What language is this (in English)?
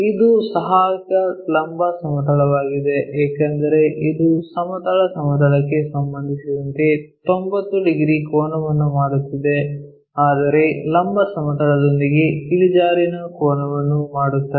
Kannada